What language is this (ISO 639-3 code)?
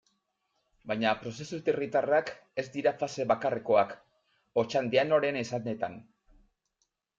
eus